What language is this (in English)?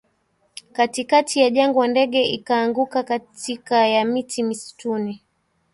Swahili